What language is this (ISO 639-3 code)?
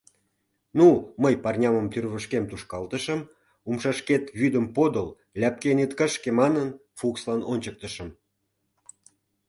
chm